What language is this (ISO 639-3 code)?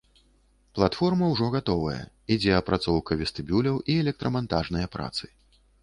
bel